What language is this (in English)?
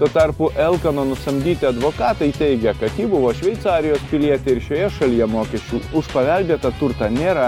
Lithuanian